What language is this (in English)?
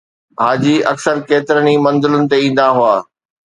Sindhi